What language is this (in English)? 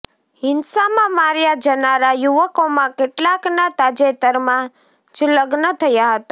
Gujarati